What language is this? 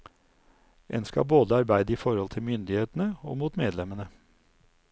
Norwegian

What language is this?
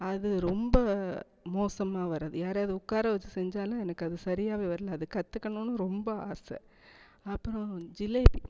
Tamil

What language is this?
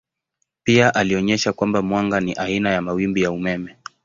Swahili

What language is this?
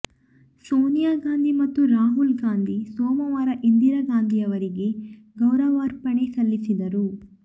Kannada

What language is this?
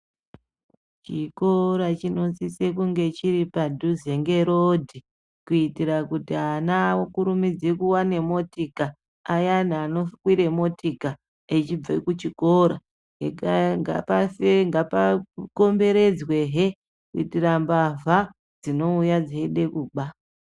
Ndau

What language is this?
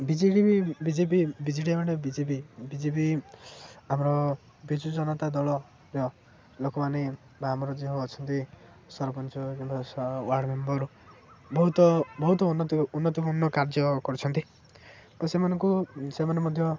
Odia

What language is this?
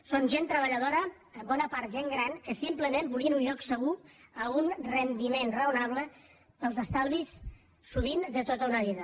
Catalan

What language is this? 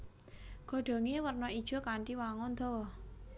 Javanese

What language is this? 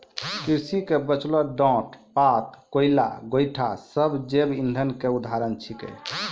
Maithili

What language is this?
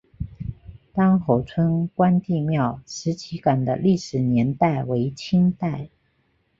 Chinese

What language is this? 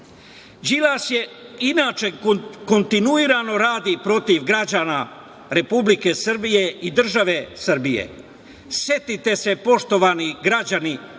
Serbian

